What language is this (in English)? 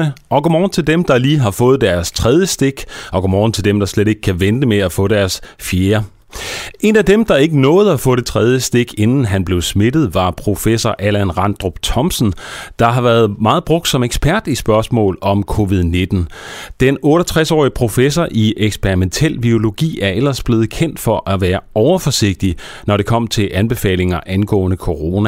Danish